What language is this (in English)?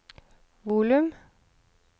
Norwegian